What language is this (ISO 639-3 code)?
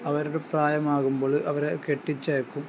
mal